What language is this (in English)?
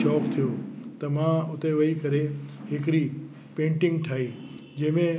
Sindhi